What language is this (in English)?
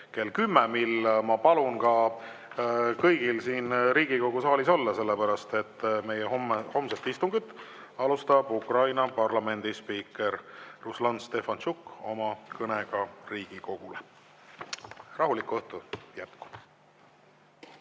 Estonian